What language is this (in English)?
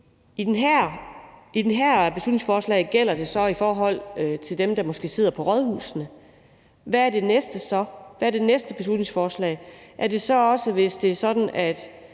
Danish